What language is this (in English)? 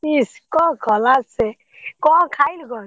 Odia